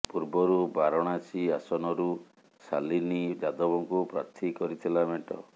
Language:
Odia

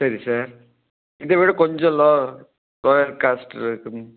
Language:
Tamil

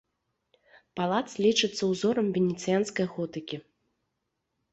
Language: Belarusian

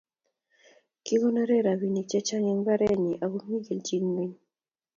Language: Kalenjin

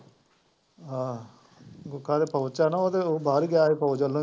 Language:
Punjabi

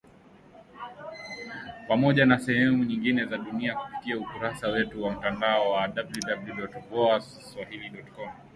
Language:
Swahili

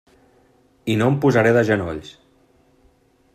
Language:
Catalan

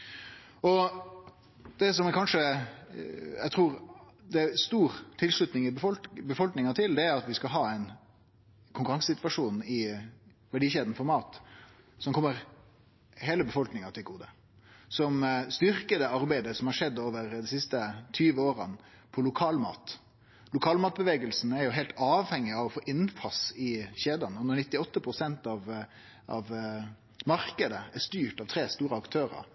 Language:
Norwegian Nynorsk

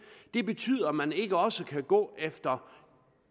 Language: Danish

